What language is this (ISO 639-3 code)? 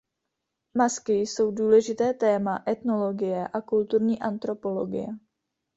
ces